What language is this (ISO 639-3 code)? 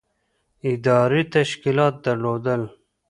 pus